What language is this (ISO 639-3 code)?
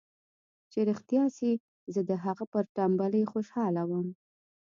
pus